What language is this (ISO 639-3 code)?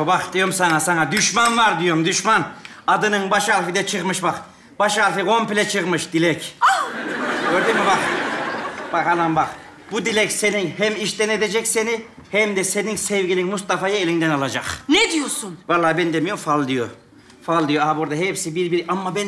tur